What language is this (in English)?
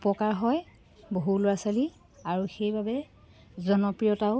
Assamese